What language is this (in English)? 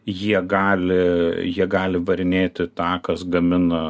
Lithuanian